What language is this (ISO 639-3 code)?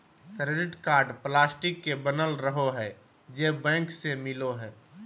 mag